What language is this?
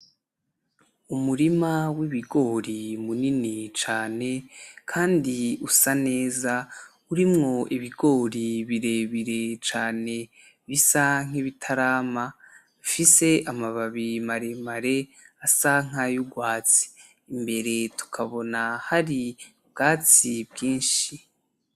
Rundi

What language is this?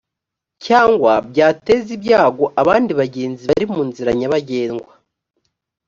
Kinyarwanda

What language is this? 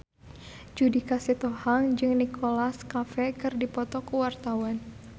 Sundanese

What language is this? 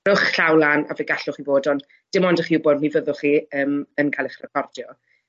Welsh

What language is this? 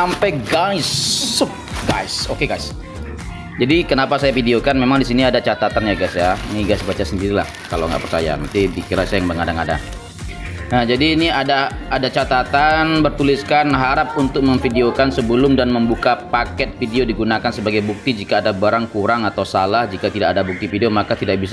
Indonesian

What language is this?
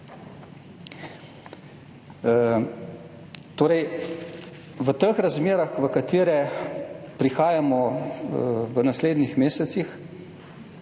Slovenian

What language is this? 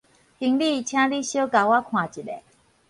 Min Nan Chinese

